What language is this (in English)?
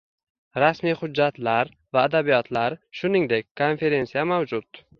Uzbek